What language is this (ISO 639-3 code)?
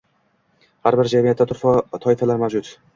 uzb